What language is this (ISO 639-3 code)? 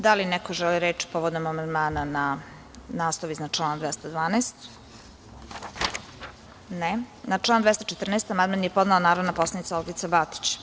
srp